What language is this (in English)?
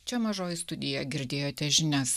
Lithuanian